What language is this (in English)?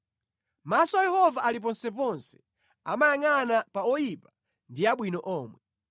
Nyanja